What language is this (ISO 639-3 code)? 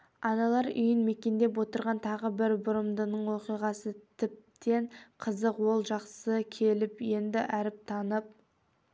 kaz